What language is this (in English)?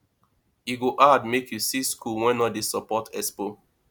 Nigerian Pidgin